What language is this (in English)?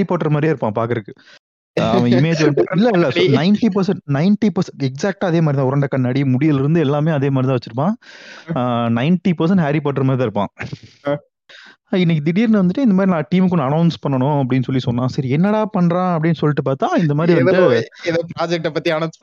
Tamil